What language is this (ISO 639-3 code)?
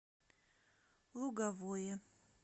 rus